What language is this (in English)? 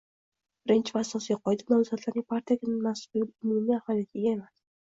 Uzbek